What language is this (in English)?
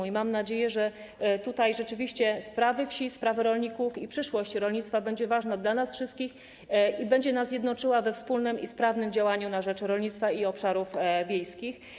Polish